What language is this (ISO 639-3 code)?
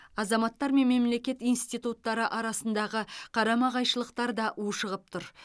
kaz